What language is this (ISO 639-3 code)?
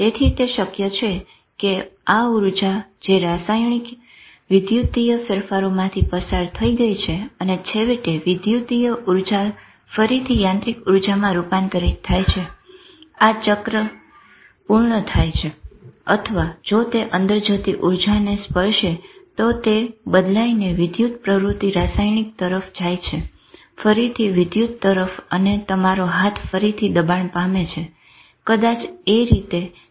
guj